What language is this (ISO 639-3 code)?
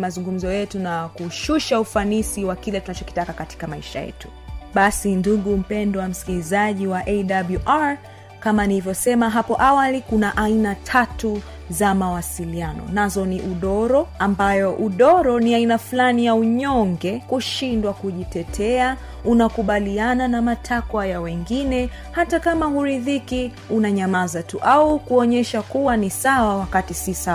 swa